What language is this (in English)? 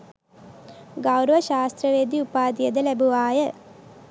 Sinhala